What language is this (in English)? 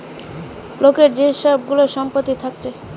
Bangla